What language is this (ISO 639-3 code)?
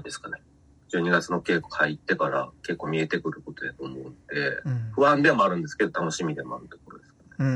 jpn